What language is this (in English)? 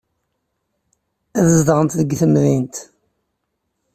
Kabyle